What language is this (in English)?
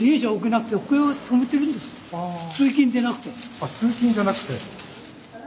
Japanese